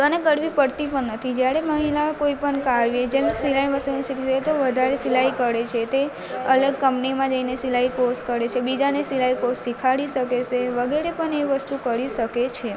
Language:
Gujarati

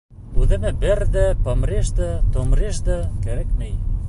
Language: Bashkir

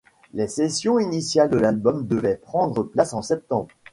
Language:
French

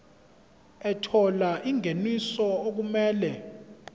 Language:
Zulu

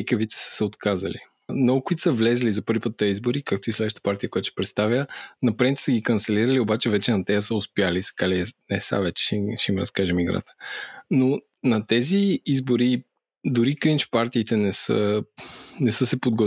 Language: Bulgarian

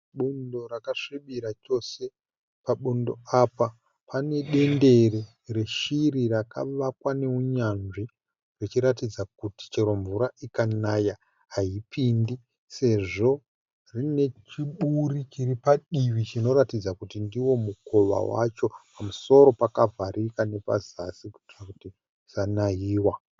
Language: Shona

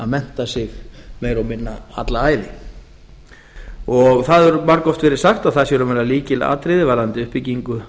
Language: Icelandic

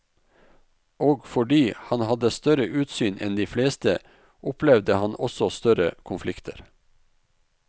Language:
Norwegian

